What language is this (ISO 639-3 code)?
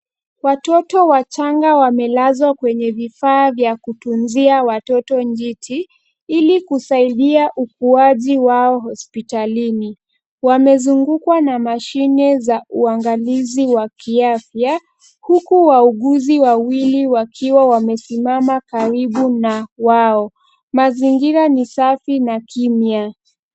swa